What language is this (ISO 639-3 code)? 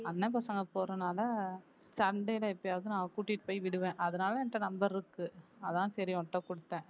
tam